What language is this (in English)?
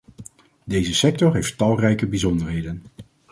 Dutch